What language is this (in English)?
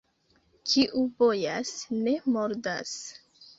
Esperanto